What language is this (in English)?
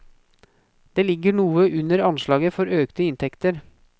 Norwegian